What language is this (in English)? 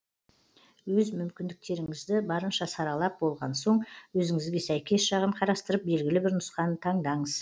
Kazakh